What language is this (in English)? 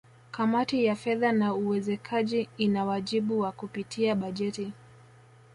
Swahili